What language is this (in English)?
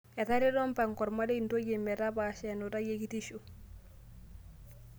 Masai